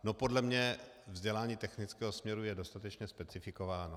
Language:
Czech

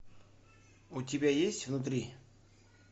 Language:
Russian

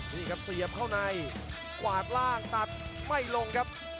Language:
Thai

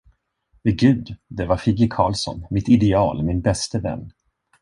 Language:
Swedish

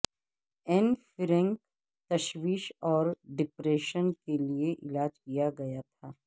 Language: Urdu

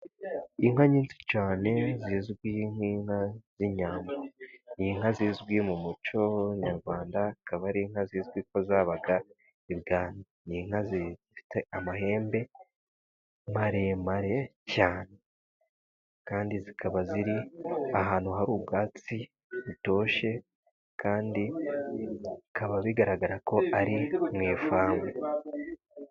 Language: Kinyarwanda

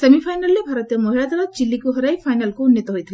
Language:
Odia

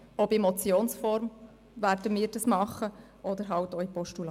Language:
Swiss German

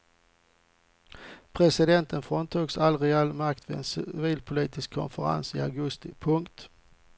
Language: Swedish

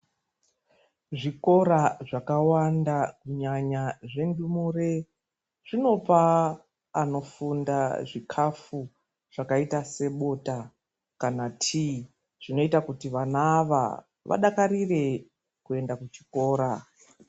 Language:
Ndau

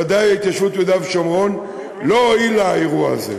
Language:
Hebrew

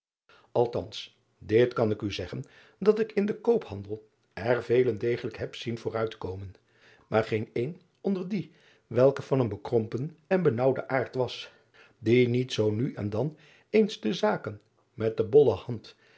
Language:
Dutch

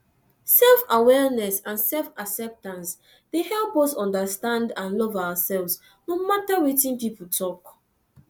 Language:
Nigerian Pidgin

